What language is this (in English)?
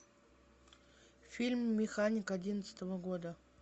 Russian